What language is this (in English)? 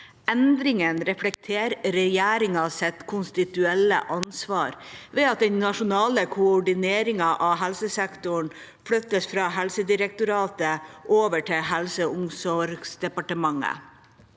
Norwegian